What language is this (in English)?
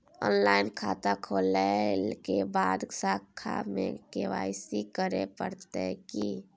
Maithili